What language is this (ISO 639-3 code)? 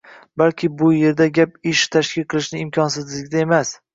uzb